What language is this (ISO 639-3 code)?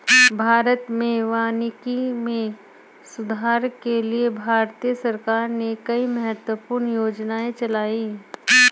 hin